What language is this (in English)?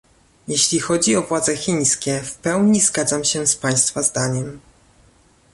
Polish